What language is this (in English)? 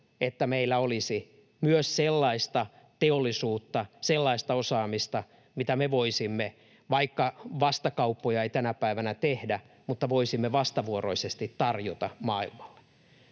Finnish